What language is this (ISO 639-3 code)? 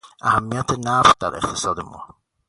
fas